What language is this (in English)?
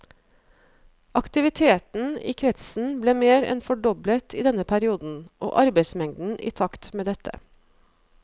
Norwegian